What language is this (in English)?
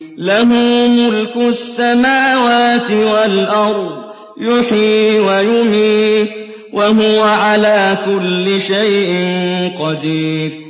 Arabic